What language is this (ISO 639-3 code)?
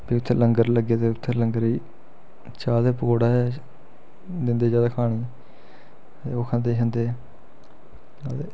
doi